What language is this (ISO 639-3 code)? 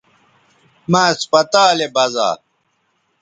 btv